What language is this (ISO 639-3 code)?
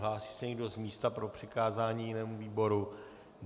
ces